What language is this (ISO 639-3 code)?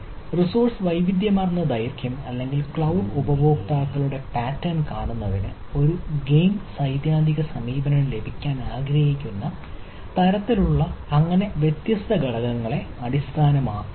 mal